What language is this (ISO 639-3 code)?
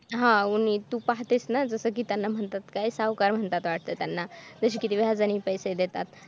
mar